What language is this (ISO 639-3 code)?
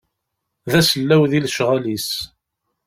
kab